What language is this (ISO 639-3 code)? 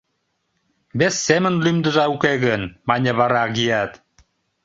chm